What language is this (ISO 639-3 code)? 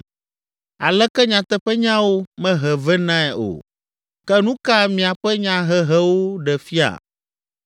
ewe